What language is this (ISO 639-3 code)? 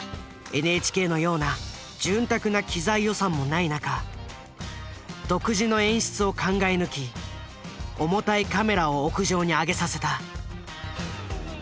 jpn